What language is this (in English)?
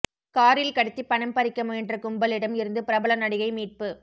Tamil